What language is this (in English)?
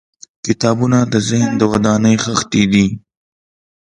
Pashto